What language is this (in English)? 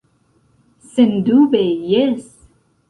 Esperanto